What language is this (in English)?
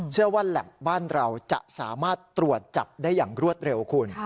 Thai